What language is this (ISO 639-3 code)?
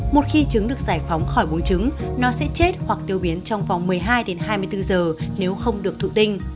vie